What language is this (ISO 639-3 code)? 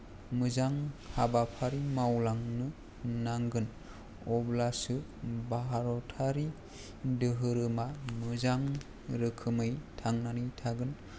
brx